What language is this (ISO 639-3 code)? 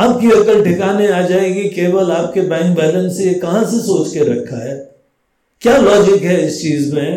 hin